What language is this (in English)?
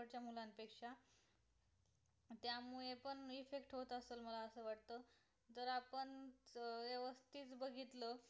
Marathi